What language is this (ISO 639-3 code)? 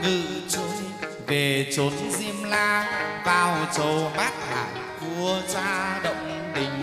vie